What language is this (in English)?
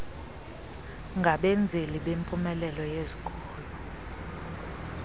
Xhosa